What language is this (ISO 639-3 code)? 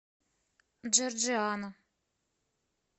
rus